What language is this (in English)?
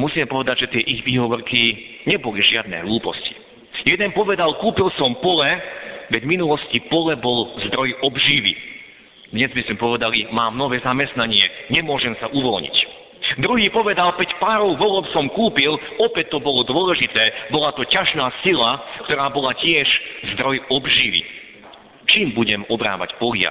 Slovak